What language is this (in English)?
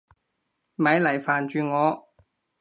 Cantonese